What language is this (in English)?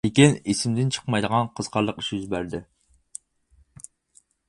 Uyghur